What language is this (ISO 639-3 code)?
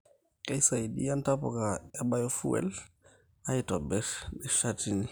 mas